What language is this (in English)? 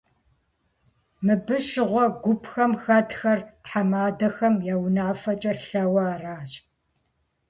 Kabardian